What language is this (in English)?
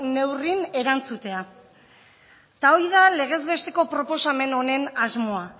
Basque